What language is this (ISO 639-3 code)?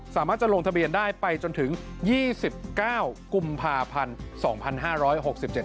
tha